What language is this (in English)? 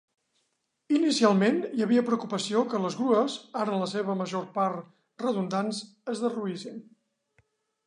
Catalan